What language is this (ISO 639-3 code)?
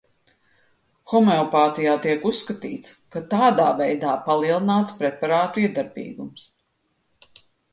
lav